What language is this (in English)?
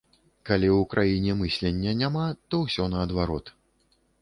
Belarusian